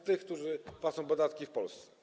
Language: Polish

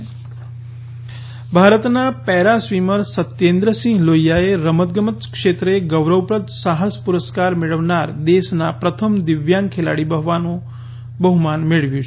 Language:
Gujarati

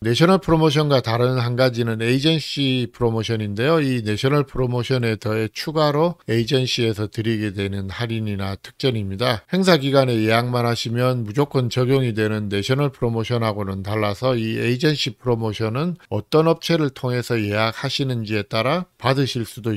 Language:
Korean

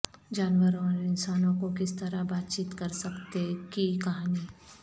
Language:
Urdu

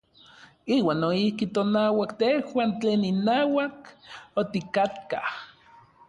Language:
Orizaba Nahuatl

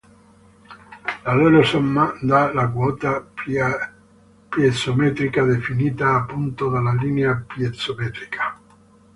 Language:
Italian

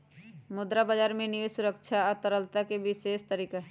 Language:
Magahi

